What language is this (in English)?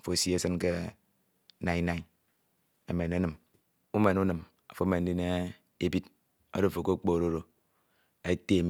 Ito